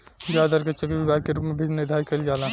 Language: Bhojpuri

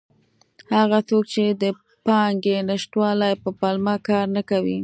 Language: Pashto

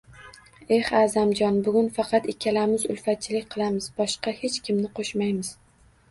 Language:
Uzbek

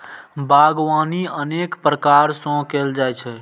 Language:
Maithili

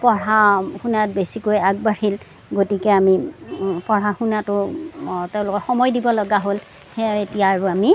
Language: Assamese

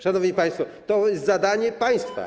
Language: Polish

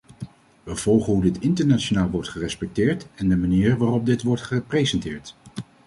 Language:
Dutch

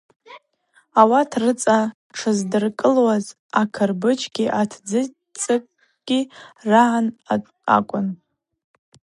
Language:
Abaza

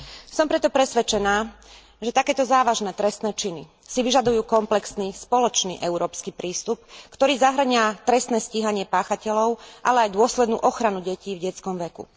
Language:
Slovak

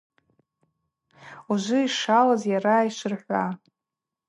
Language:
Abaza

